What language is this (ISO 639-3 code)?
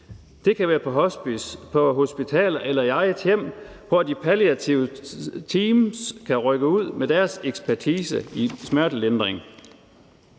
dan